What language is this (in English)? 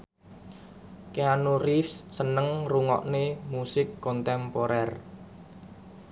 Javanese